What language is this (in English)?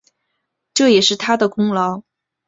Chinese